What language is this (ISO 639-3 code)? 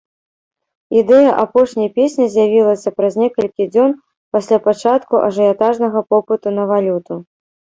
bel